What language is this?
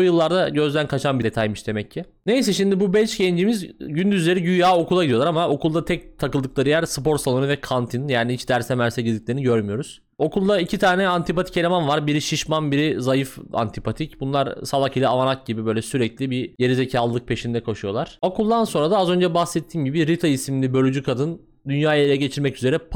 Turkish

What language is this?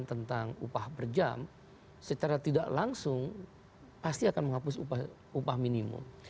Indonesian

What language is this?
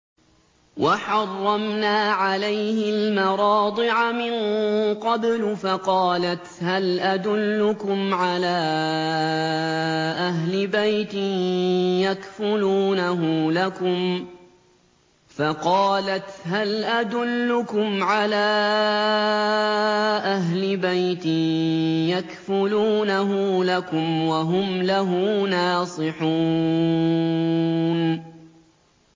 Arabic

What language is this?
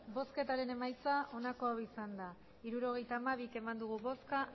Basque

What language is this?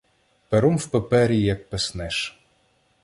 Ukrainian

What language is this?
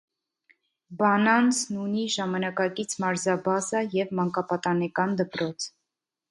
Armenian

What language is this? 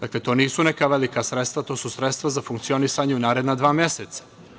Serbian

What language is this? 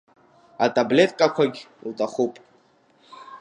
Abkhazian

